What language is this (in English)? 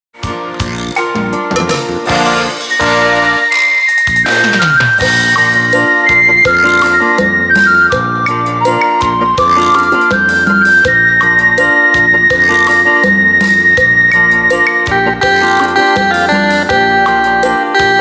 Vietnamese